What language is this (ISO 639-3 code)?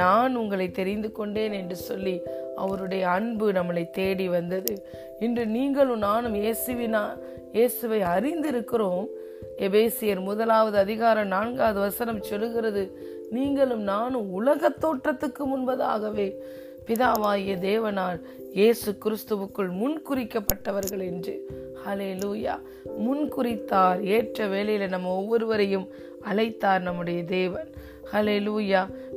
tam